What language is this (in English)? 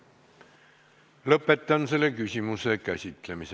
Estonian